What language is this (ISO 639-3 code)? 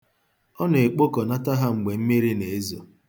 ibo